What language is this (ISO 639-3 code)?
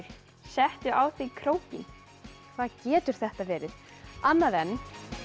isl